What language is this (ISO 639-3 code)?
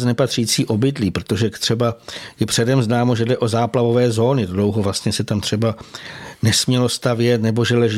ces